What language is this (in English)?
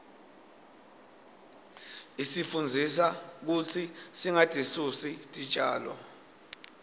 Swati